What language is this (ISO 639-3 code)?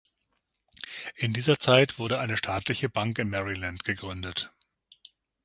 deu